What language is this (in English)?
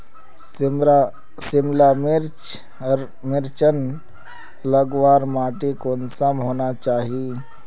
Magahi